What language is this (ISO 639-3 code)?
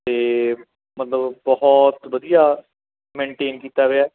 pan